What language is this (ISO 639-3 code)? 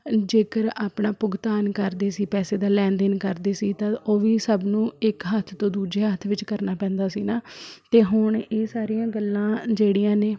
pan